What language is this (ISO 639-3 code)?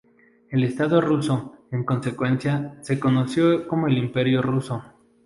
spa